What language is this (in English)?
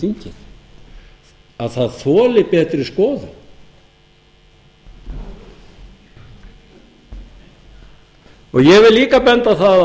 Icelandic